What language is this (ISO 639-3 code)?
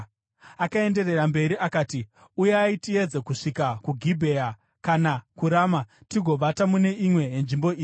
sna